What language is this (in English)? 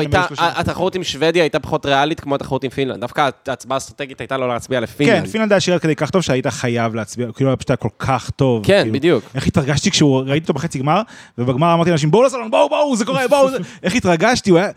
Hebrew